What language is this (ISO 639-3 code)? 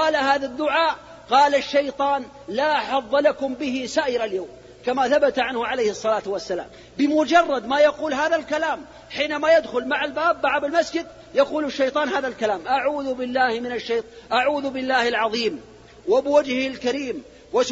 ara